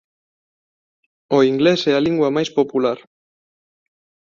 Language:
Galician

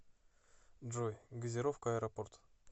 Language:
Russian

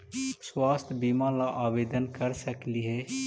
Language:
Magahi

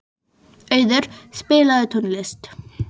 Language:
Icelandic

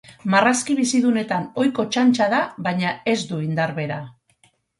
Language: Basque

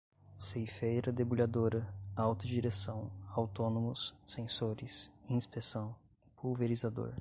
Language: Portuguese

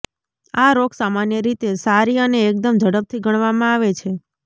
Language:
Gujarati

